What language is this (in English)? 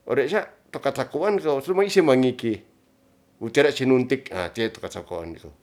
Ratahan